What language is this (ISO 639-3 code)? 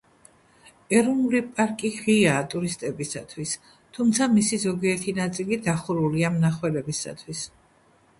kat